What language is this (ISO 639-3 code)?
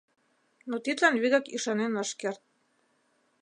chm